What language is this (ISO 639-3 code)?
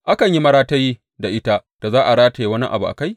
hau